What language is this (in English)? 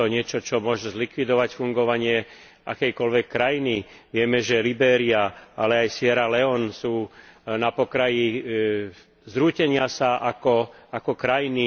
Slovak